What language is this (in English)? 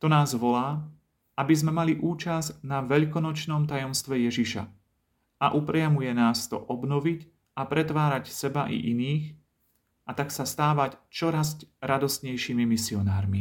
Slovak